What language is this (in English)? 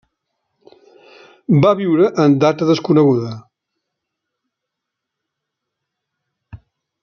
Catalan